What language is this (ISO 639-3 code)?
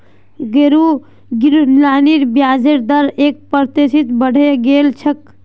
mag